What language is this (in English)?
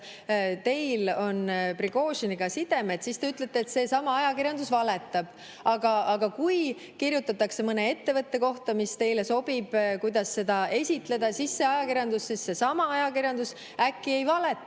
Estonian